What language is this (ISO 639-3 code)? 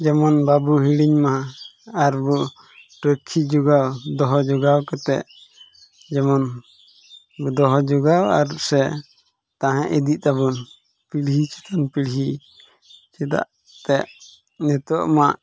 sat